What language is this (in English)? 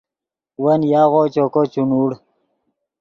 Yidgha